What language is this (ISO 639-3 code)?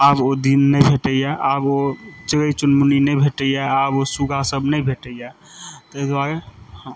mai